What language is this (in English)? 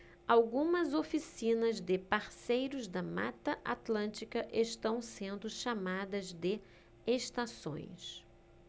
Portuguese